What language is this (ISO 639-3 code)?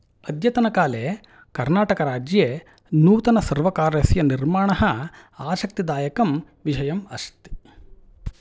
san